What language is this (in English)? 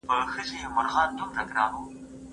Pashto